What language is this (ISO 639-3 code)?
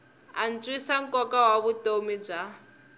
tso